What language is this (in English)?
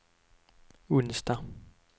Swedish